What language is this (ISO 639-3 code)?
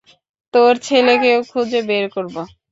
ben